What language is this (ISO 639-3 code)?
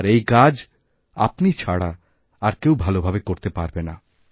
ben